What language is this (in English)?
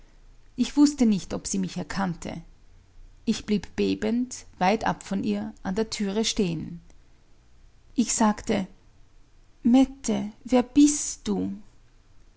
German